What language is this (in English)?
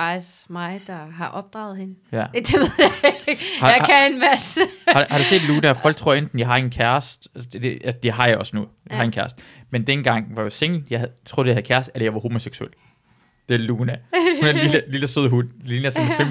Danish